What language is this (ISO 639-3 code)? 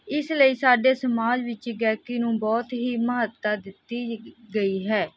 pan